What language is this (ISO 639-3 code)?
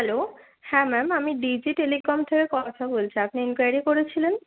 ben